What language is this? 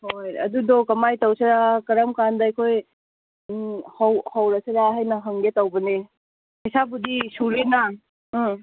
Manipuri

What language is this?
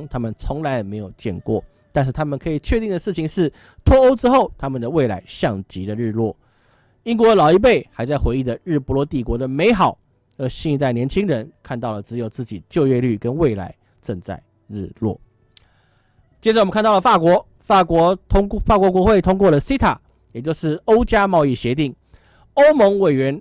Chinese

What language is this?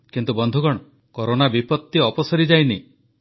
Odia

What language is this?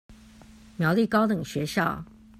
Chinese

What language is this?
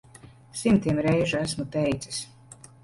Latvian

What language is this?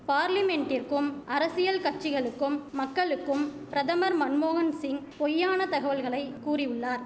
Tamil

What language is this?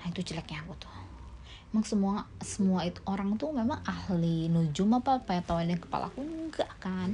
Indonesian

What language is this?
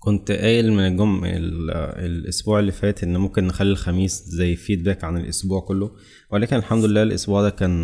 Arabic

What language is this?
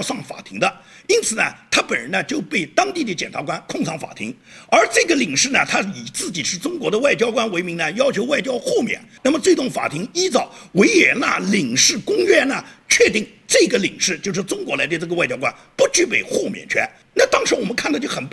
Chinese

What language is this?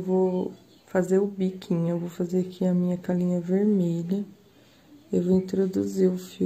Portuguese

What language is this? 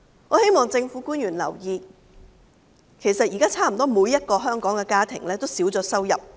Cantonese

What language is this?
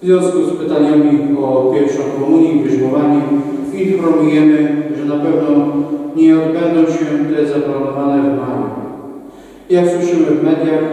Polish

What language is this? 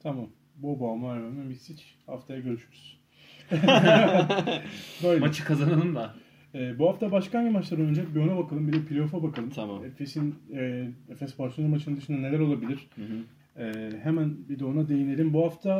Turkish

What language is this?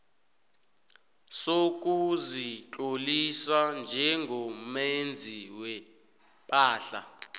South Ndebele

